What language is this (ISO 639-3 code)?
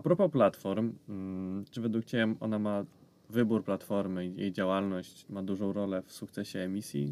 pol